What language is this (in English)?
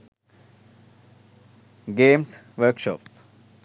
Sinhala